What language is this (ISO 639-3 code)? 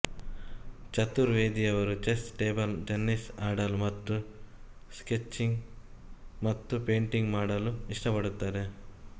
kan